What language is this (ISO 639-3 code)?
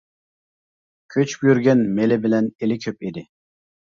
uig